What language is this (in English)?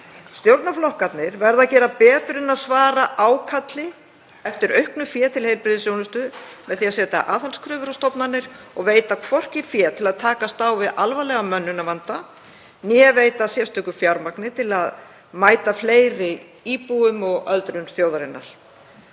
Icelandic